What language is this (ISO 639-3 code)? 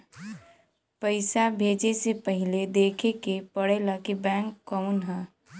bho